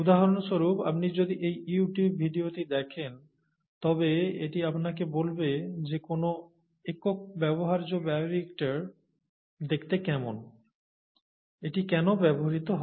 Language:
Bangla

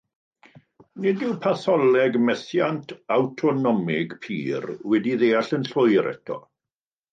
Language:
Welsh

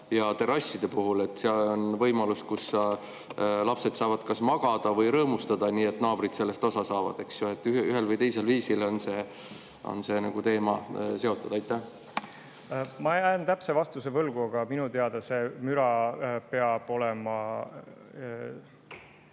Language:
Estonian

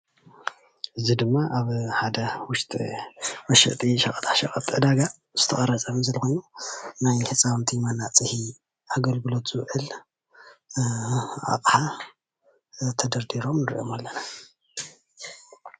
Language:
Tigrinya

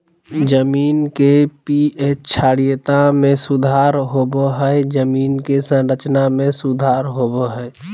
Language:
Magahi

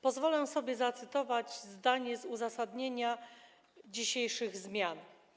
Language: Polish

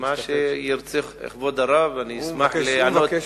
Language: Hebrew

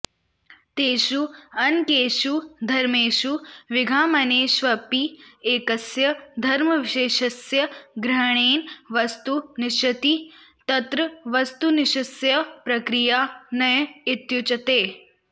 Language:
Sanskrit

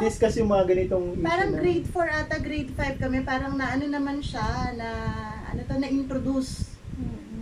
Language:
Filipino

